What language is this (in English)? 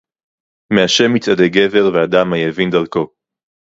Hebrew